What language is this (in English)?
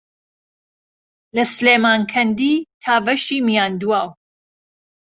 Central Kurdish